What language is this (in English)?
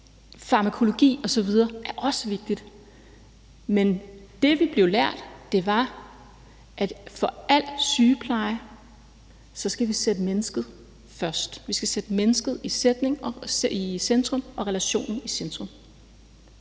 Danish